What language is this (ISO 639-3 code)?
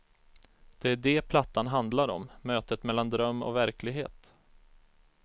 swe